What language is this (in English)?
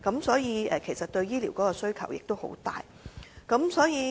Cantonese